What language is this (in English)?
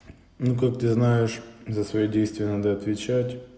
Russian